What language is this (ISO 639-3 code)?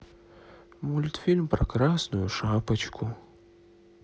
rus